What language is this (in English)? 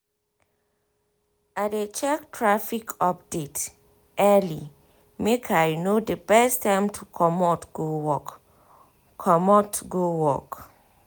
Nigerian Pidgin